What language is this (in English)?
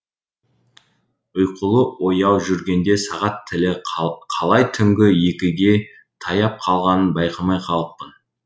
Kazakh